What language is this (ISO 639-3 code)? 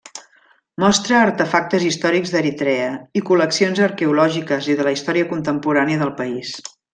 cat